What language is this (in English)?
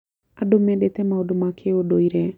Kikuyu